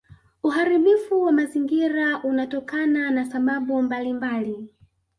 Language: Swahili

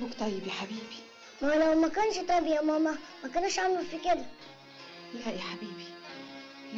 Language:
Arabic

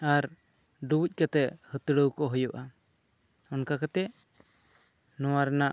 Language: Santali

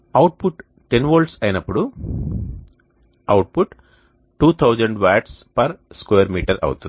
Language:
Telugu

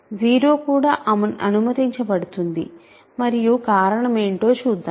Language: Telugu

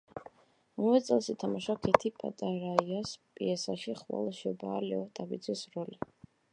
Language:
Georgian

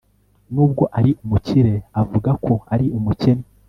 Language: Kinyarwanda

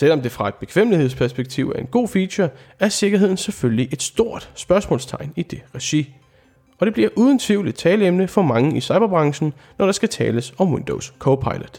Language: Danish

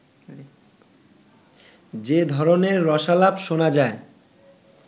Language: Bangla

